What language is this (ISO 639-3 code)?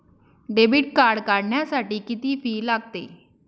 mar